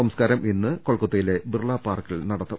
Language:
Malayalam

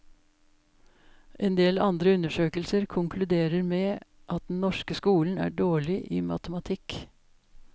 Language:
Norwegian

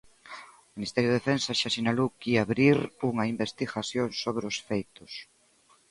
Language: Galician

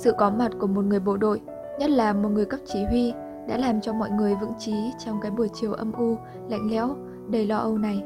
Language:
Vietnamese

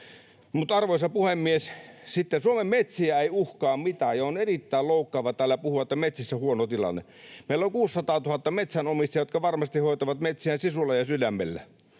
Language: Finnish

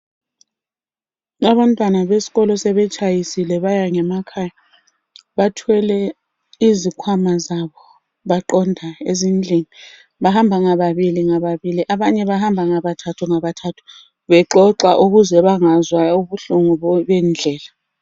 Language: North Ndebele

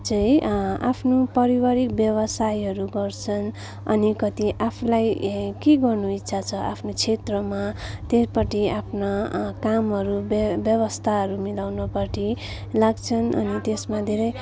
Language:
Nepali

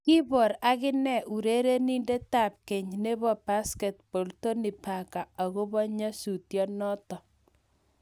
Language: Kalenjin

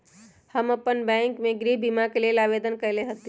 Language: Magahi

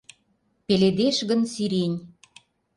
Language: Mari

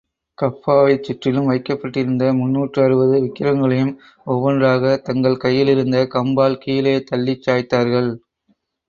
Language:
Tamil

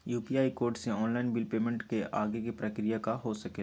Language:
Magahi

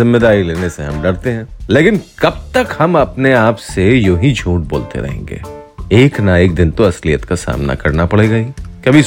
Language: Hindi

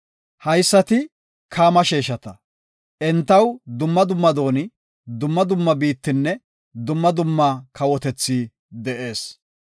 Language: Gofa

